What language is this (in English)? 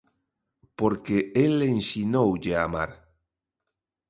Galician